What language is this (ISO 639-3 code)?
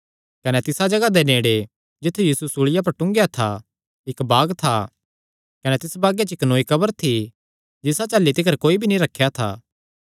xnr